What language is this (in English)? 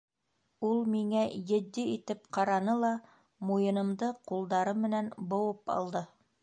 Bashkir